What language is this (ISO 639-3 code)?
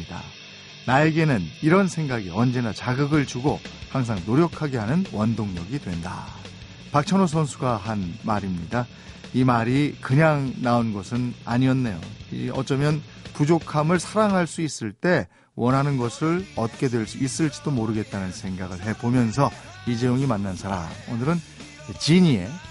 kor